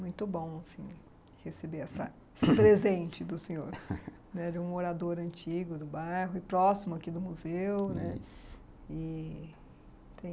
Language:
Portuguese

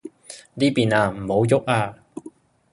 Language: Cantonese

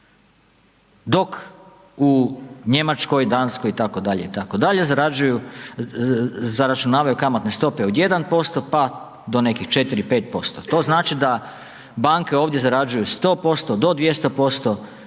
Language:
Croatian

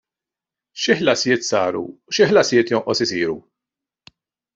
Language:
Maltese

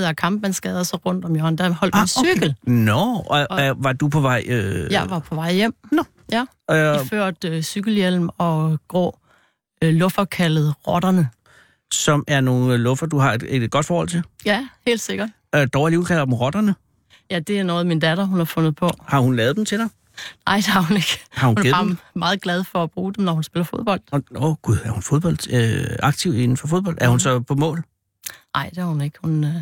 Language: Danish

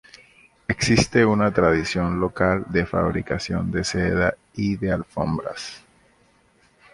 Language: Spanish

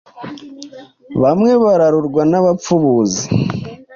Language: Kinyarwanda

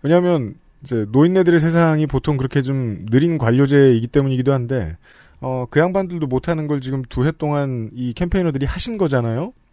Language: Korean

